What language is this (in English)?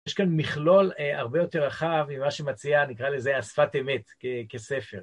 Hebrew